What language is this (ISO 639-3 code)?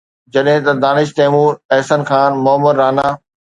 snd